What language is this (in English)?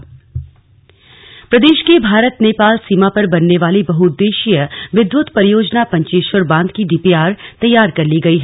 Hindi